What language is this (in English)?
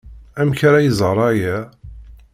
Kabyle